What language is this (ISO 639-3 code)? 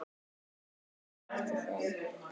isl